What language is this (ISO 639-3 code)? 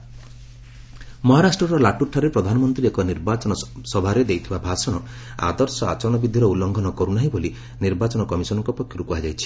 ori